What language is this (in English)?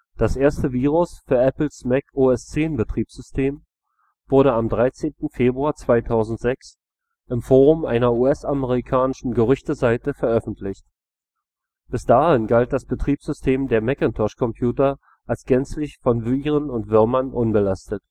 German